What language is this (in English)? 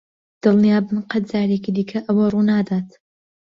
Central Kurdish